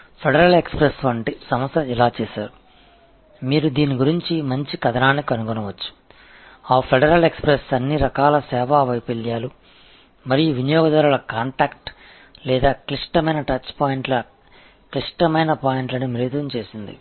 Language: Tamil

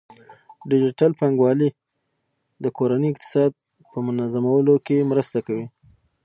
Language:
Pashto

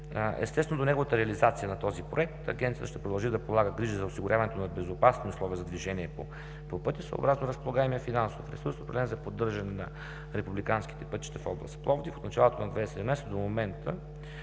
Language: Bulgarian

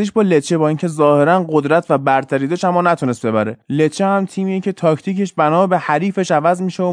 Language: Persian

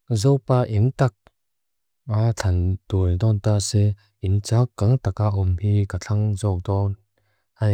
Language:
Mizo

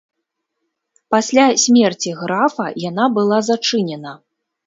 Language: Belarusian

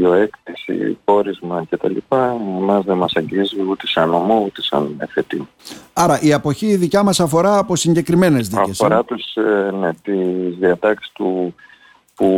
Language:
Greek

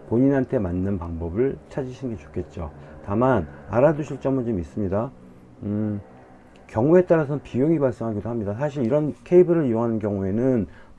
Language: Korean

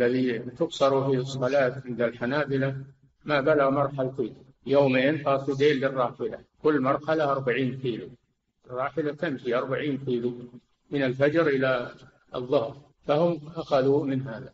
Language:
Arabic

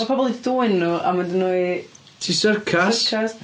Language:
Welsh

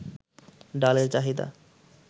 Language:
Bangla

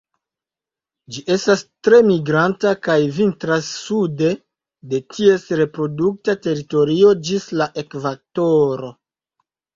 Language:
Esperanto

